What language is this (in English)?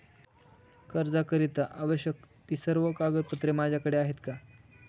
Marathi